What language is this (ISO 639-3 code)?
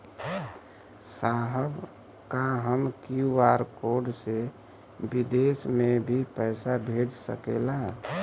bho